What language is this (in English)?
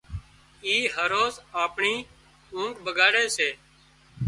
Wadiyara Koli